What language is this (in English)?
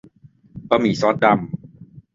Thai